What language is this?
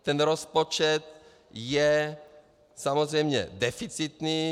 Czech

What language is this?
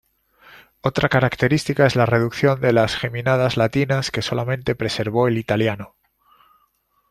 Spanish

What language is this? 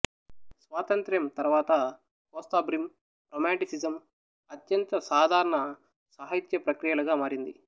Telugu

